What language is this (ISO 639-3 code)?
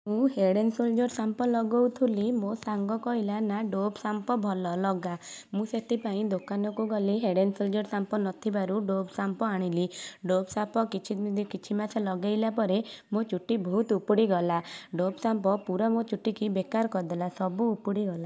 ori